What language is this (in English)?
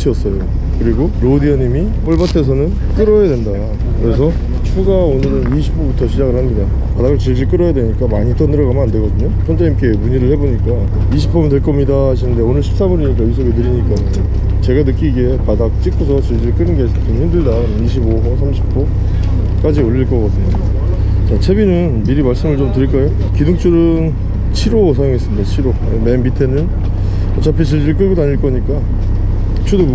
Korean